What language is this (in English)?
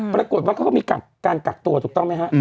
Thai